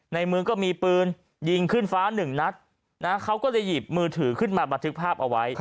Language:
Thai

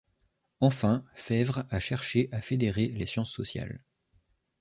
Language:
French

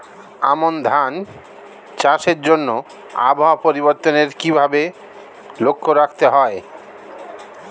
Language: Bangla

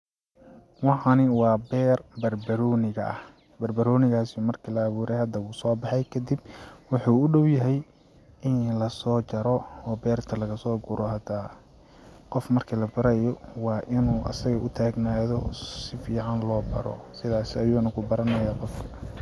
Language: Somali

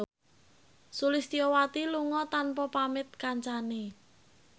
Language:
Javanese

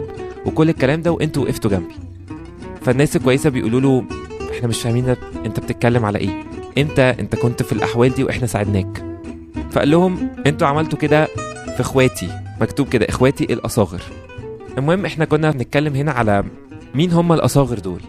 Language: Arabic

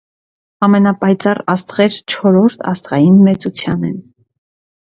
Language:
Armenian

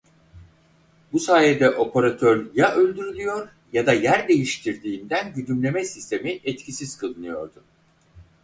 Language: Turkish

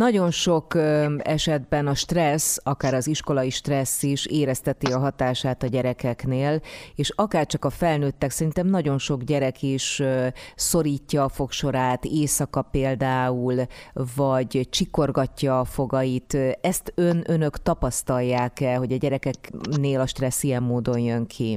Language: Hungarian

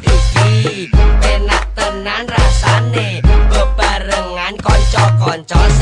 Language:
Indonesian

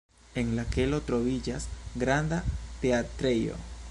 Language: Esperanto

